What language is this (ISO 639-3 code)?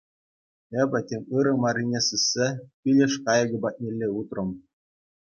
chv